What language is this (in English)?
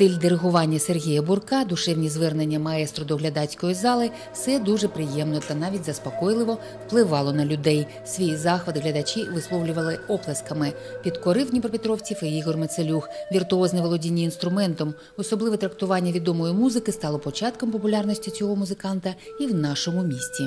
Ukrainian